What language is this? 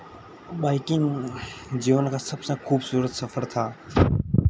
Hindi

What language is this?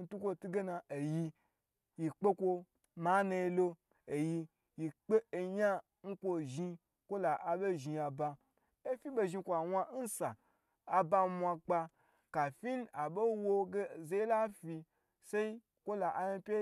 Gbagyi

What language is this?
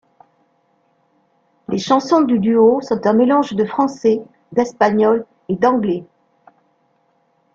French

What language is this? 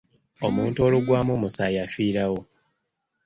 Ganda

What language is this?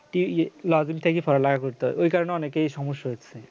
Bangla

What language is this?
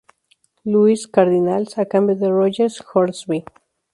Spanish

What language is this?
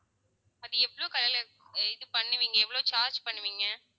Tamil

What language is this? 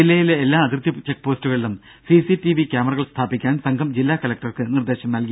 Malayalam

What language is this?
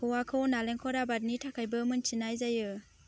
Bodo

